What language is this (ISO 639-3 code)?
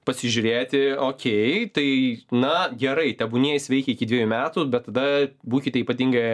lit